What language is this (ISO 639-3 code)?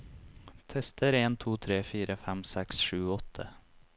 nor